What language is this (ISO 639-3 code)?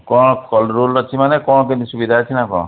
ori